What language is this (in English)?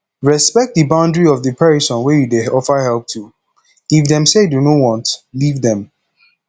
Nigerian Pidgin